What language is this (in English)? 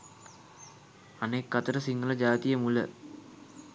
Sinhala